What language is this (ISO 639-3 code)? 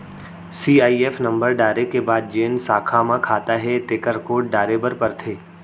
hne